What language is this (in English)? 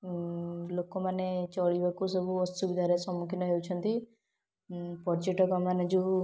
Odia